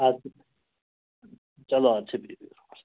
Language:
Kashmiri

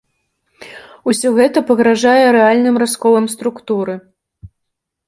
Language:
Belarusian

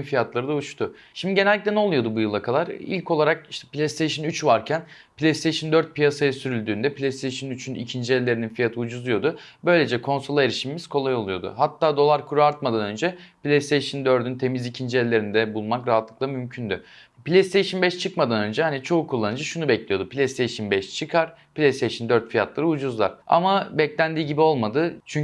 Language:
Turkish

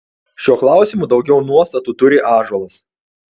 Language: Lithuanian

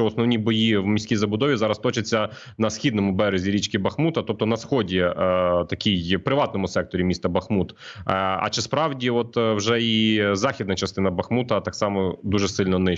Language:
Ukrainian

